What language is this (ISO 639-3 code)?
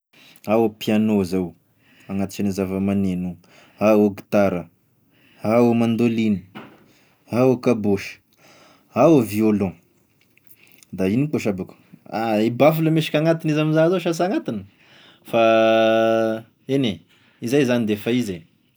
tkg